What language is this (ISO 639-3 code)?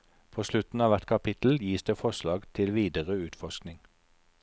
nor